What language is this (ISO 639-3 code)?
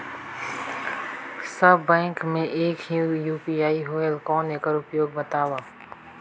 hne